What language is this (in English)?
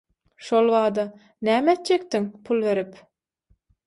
Turkmen